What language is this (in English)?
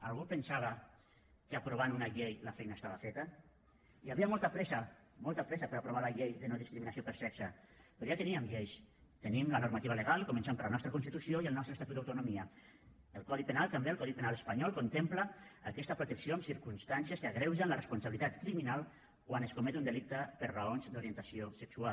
Catalan